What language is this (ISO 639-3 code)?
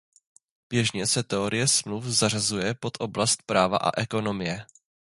ces